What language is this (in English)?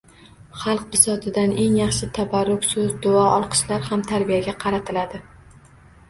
Uzbek